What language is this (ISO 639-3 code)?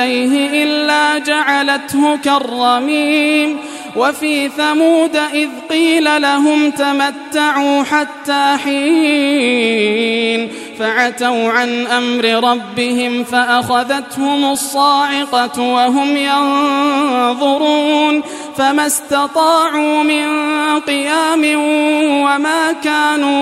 ara